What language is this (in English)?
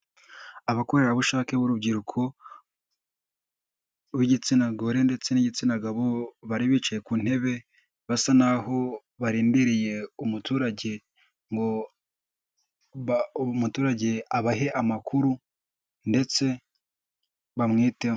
Kinyarwanda